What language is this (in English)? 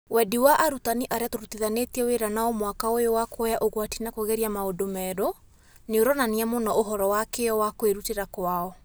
Kikuyu